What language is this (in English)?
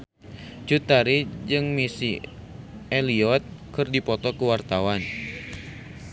Sundanese